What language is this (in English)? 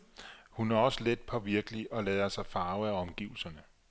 Danish